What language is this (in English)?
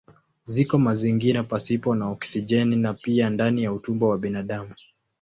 Swahili